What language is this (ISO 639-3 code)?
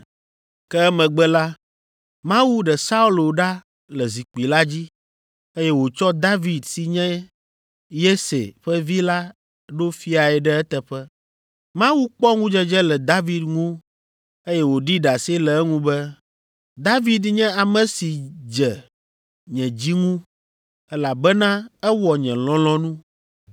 ewe